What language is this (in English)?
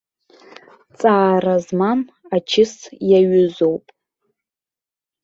Abkhazian